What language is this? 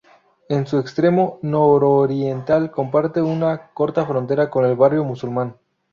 Spanish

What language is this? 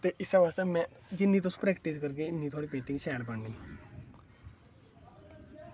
Dogri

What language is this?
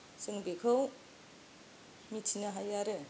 Bodo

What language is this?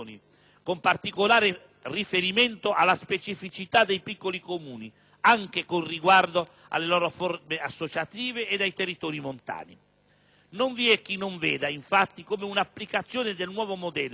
Italian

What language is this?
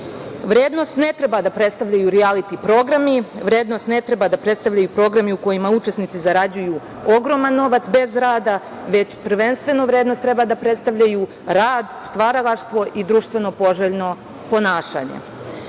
Serbian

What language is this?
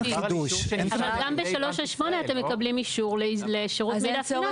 Hebrew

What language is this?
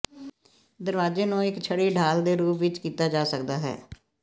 Punjabi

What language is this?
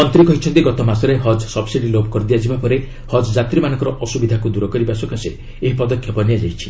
Odia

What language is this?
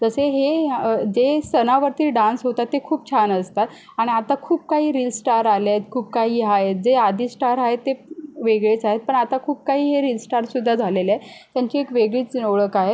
Marathi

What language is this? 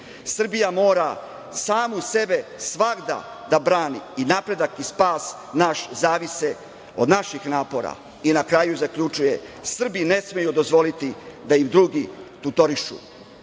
Serbian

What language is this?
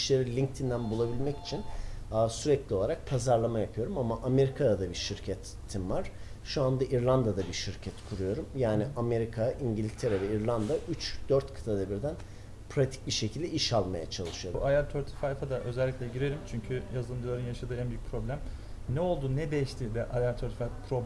Turkish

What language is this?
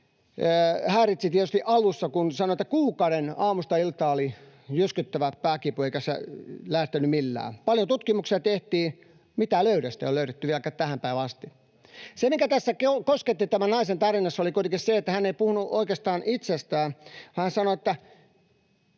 Finnish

